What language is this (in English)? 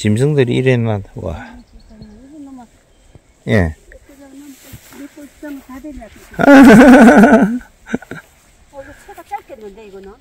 Korean